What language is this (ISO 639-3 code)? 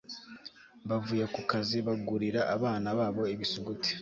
kin